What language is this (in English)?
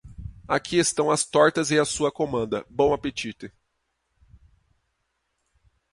Portuguese